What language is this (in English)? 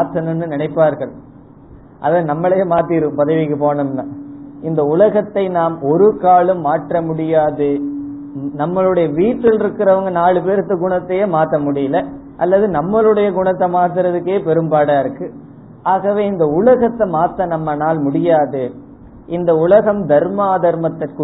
Tamil